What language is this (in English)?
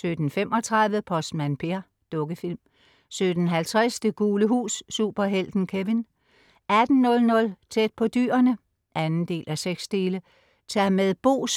Danish